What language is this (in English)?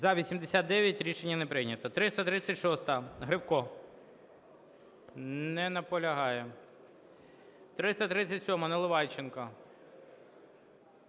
Ukrainian